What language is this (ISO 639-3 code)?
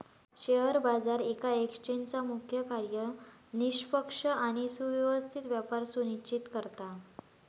mar